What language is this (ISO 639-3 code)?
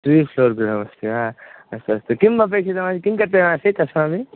san